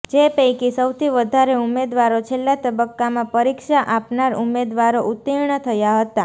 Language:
Gujarati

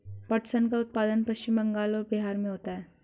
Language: Hindi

